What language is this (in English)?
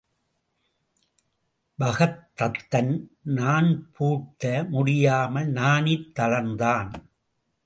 Tamil